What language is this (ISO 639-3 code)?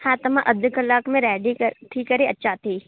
snd